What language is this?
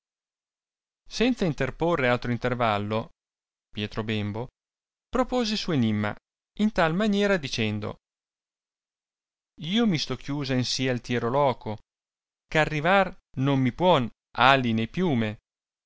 Italian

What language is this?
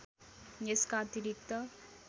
Nepali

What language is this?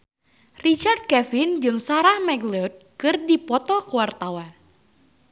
Sundanese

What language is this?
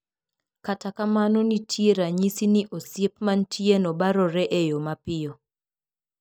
Luo (Kenya and Tanzania)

